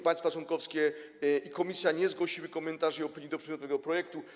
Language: Polish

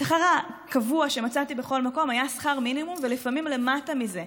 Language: Hebrew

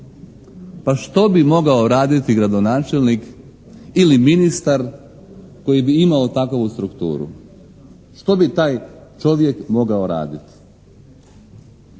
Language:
Croatian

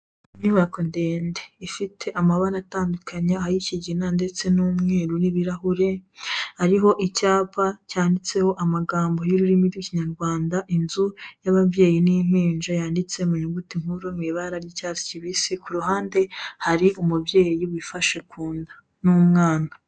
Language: Kinyarwanda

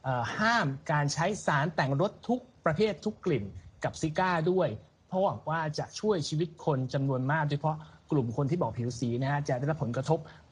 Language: Thai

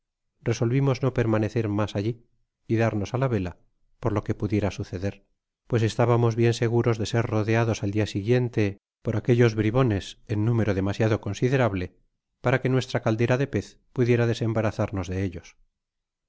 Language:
Spanish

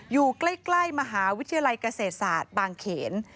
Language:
Thai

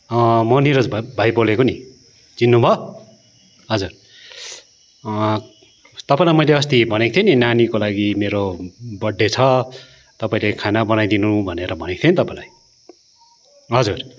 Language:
Nepali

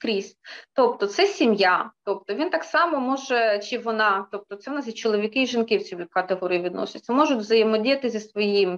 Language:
Ukrainian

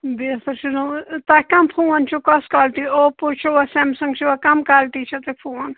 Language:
Kashmiri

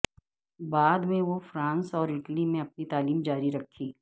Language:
Urdu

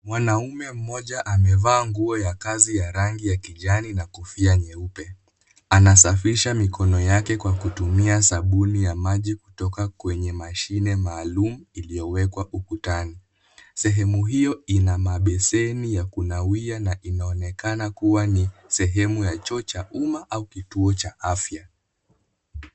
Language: Swahili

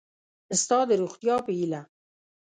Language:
Pashto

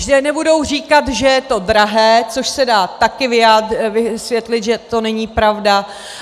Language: Czech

